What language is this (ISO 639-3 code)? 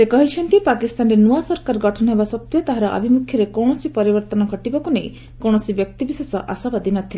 ori